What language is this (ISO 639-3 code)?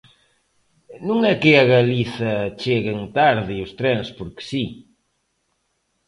glg